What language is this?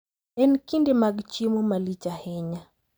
Luo (Kenya and Tanzania)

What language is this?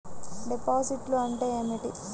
Telugu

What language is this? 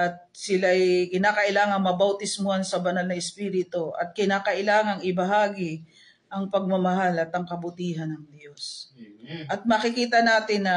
Filipino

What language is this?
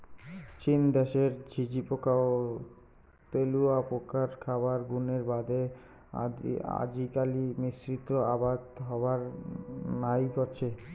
Bangla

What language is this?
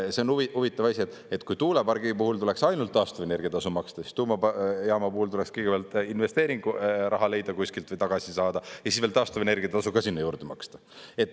Estonian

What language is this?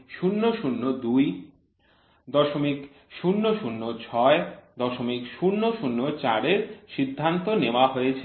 Bangla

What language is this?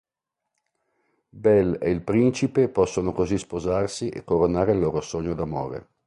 Italian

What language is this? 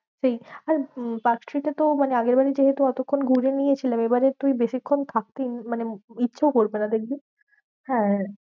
Bangla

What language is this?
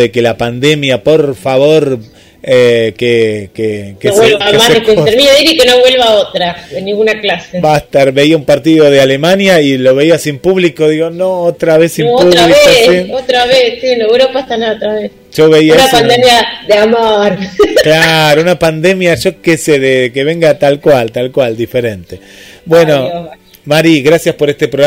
Spanish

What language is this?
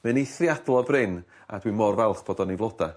Welsh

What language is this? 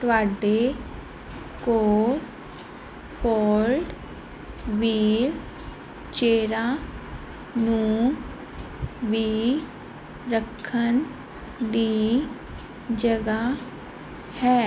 Punjabi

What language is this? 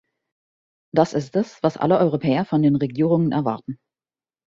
German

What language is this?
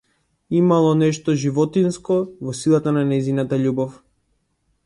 Macedonian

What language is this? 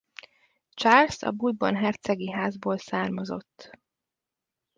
Hungarian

